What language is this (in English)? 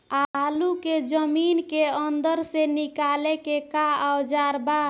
Bhojpuri